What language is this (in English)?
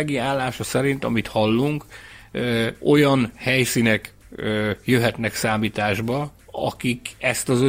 Hungarian